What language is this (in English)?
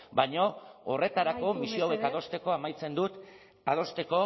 Basque